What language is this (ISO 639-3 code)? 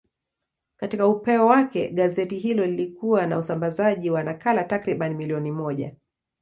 swa